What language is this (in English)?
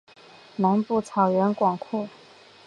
Chinese